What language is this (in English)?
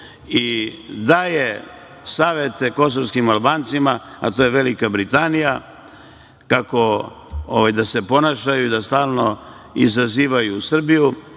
Serbian